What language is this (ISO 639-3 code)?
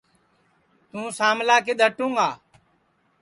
ssi